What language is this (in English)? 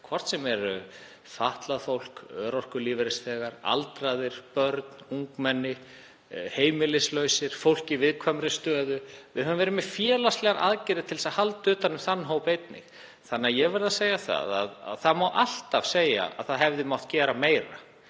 Icelandic